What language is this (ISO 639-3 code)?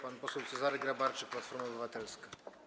pol